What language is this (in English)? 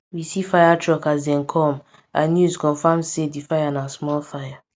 Nigerian Pidgin